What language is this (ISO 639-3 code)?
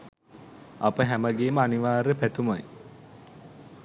sin